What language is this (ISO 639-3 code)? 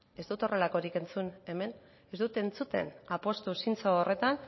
eus